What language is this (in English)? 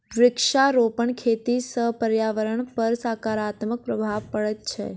Maithili